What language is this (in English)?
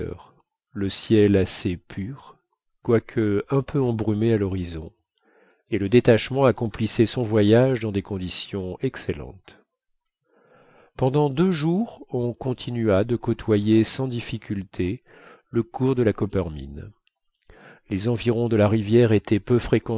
French